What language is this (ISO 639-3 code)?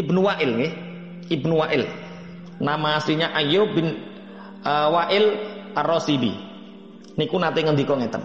ind